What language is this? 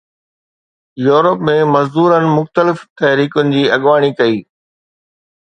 Sindhi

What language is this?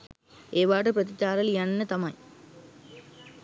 Sinhala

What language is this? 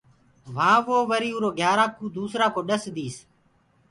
Gurgula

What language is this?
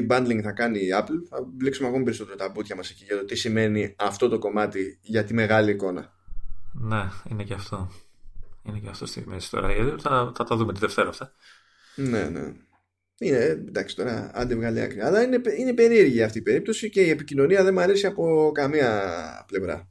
Greek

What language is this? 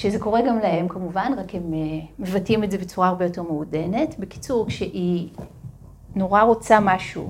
Hebrew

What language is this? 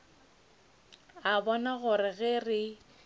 Northern Sotho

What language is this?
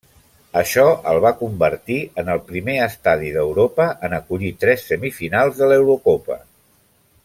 Catalan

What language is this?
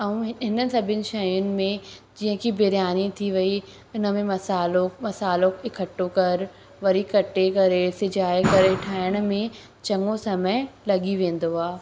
Sindhi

